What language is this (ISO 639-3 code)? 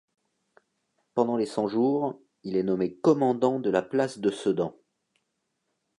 fra